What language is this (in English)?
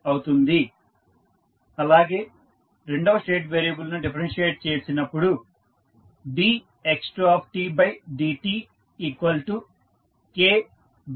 Telugu